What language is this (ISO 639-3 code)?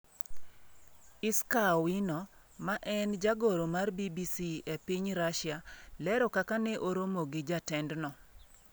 luo